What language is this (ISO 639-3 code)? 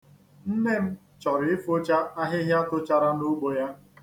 ibo